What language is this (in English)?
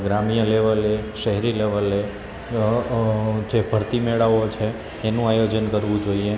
Gujarati